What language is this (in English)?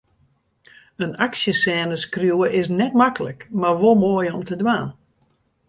Western Frisian